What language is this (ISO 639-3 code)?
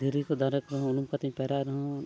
sat